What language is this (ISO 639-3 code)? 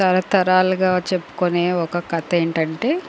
tel